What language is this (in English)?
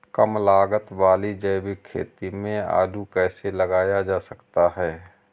Hindi